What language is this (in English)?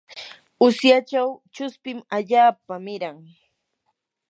Yanahuanca Pasco Quechua